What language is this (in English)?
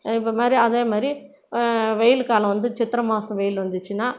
Tamil